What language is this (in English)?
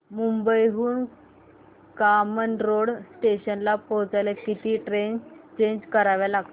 Marathi